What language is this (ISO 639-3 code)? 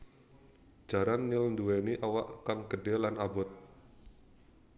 jav